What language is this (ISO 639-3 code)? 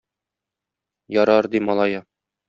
tat